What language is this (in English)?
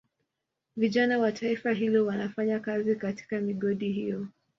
Swahili